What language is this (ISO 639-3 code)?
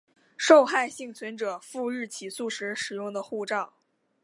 zho